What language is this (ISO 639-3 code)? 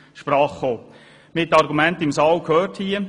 gsw